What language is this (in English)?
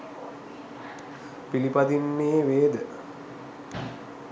Sinhala